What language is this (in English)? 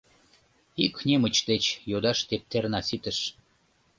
Mari